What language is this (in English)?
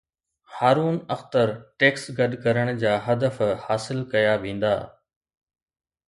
Sindhi